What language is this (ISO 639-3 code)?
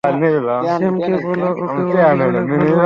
ben